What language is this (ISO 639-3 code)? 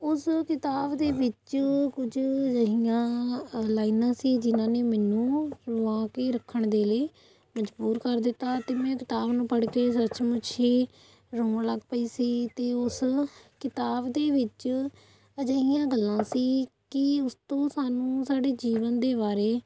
pan